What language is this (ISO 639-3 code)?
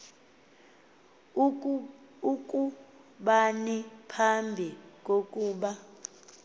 xho